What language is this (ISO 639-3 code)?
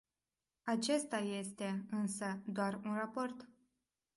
ron